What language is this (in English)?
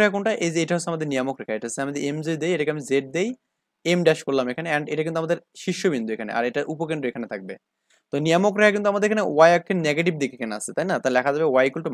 Bangla